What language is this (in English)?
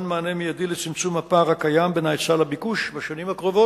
Hebrew